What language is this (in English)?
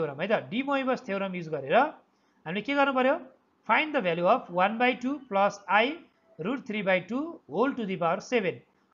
English